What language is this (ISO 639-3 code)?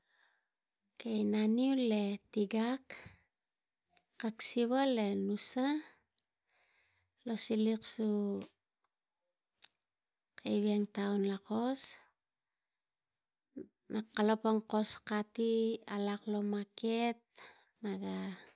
tgc